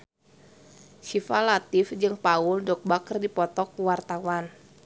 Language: Sundanese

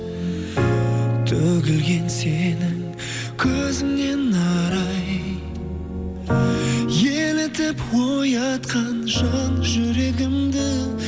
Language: Kazakh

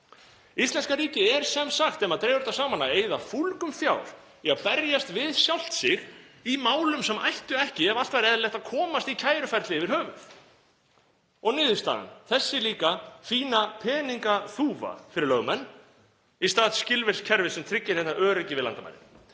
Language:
Icelandic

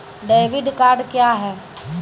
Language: Maithili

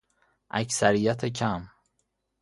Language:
Persian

